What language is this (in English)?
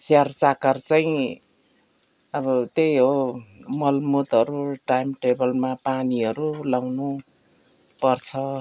Nepali